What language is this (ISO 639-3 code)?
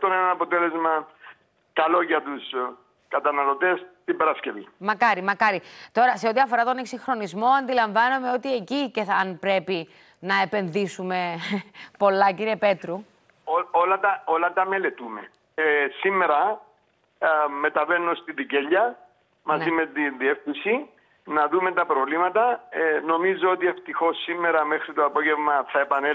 ell